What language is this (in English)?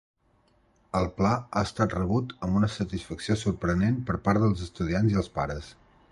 Catalan